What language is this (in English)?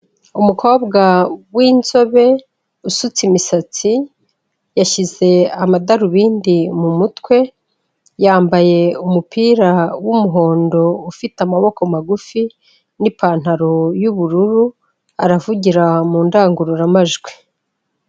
Kinyarwanda